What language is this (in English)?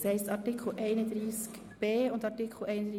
Swiss German